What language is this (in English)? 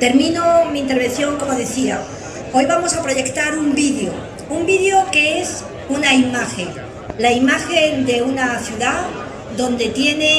Spanish